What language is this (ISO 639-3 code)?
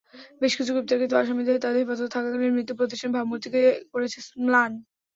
ben